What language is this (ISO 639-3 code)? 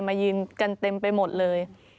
tha